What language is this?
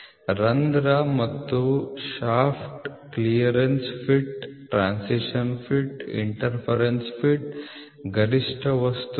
Kannada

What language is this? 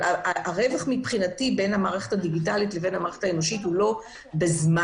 Hebrew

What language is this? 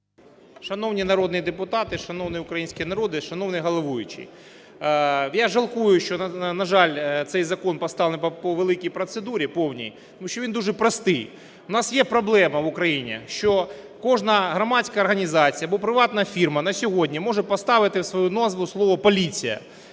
Ukrainian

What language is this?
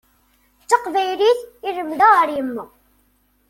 Kabyle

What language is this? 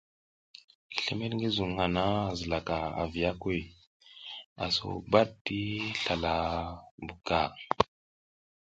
South Giziga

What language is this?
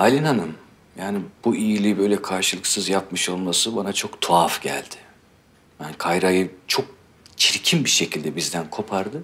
Turkish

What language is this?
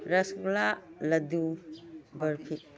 Manipuri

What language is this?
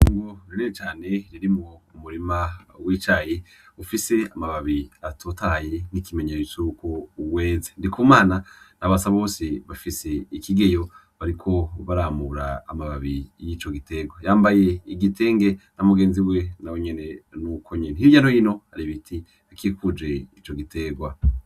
Rundi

